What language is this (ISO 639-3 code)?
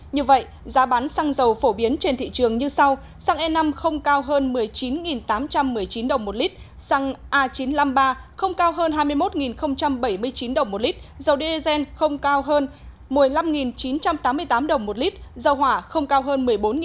vie